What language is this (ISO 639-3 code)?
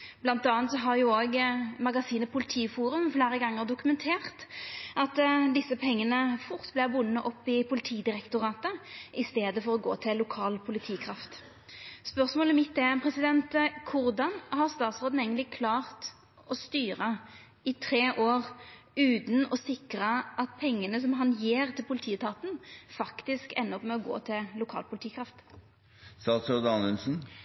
nno